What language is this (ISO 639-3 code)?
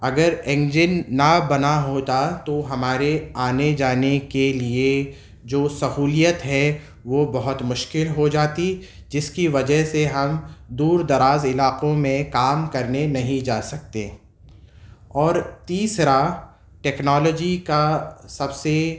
urd